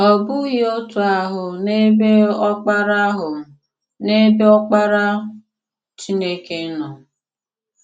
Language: Igbo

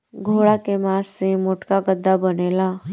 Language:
Bhojpuri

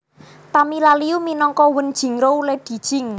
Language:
Javanese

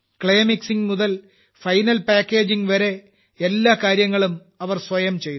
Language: Malayalam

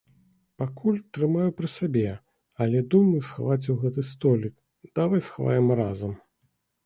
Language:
Belarusian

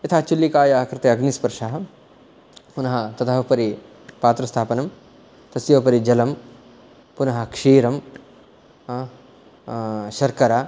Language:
Sanskrit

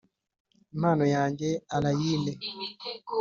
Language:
Kinyarwanda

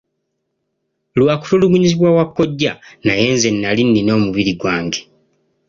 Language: Ganda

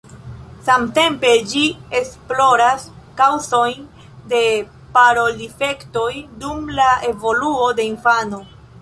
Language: Esperanto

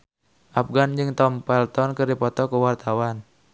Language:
Sundanese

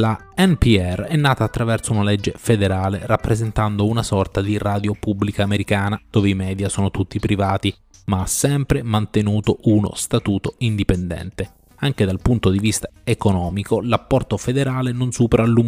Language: Italian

